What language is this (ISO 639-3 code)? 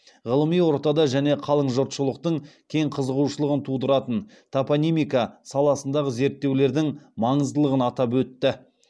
kaz